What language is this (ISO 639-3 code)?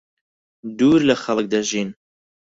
ckb